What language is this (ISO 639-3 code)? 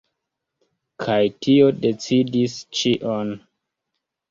epo